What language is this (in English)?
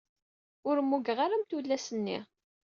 Kabyle